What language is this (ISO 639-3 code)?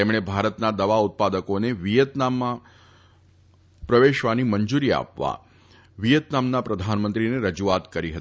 guj